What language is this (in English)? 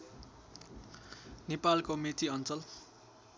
Nepali